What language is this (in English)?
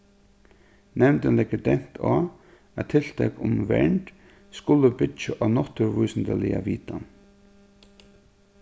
Faroese